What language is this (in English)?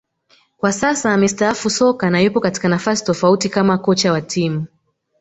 Swahili